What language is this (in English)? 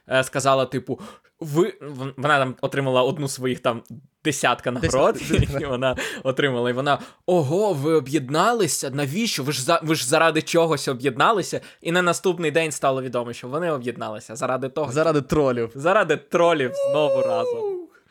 Ukrainian